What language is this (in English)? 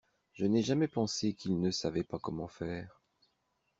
French